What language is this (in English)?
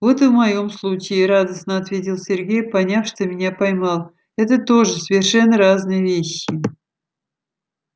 Russian